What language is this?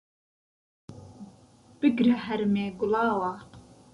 Central Kurdish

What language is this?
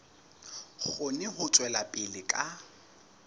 Southern Sotho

